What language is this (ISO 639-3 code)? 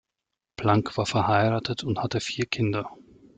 deu